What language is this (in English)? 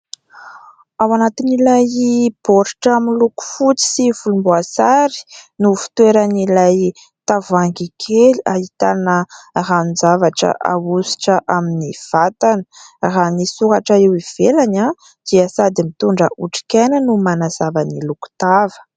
Malagasy